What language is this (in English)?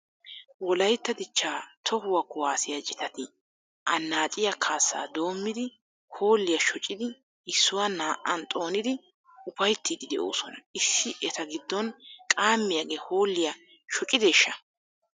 Wolaytta